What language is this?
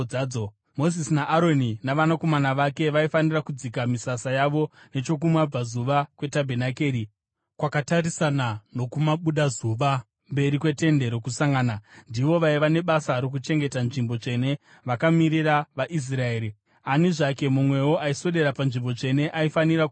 Shona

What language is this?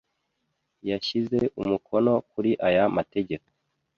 Kinyarwanda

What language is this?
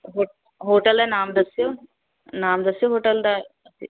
Punjabi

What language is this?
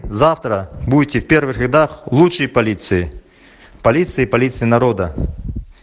Russian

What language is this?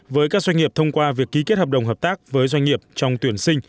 Vietnamese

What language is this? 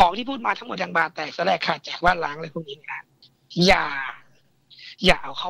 Thai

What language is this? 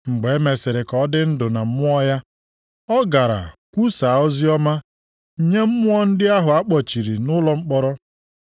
Igbo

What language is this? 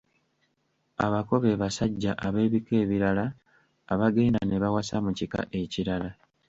Ganda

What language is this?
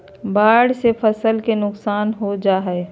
Magahi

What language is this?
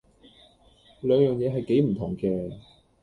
Cantonese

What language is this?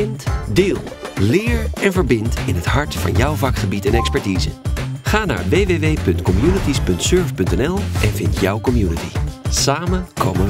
Dutch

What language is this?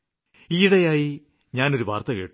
Malayalam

